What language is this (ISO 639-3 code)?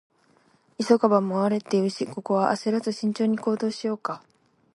jpn